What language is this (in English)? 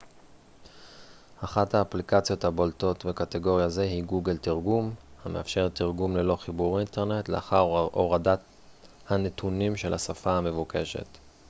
Hebrew